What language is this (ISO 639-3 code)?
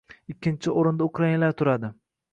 uzb